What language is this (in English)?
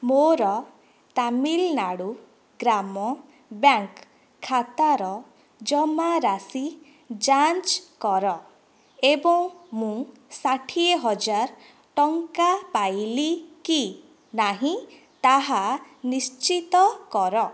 Odia